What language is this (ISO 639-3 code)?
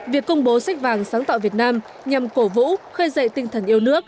vie